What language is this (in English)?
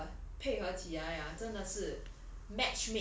English